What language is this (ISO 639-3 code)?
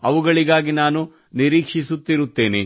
kan